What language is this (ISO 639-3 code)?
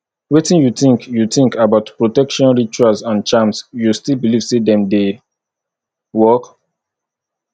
pcm